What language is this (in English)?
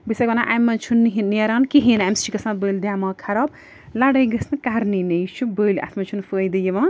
Kashmiri